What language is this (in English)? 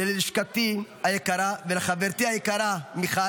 Hebrew